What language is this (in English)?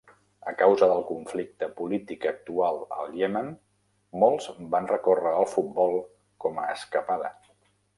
Catalan